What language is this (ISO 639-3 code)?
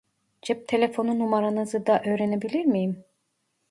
tur